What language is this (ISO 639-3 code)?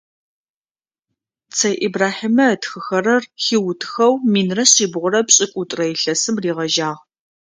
ady